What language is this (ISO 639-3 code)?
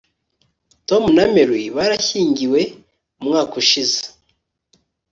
kin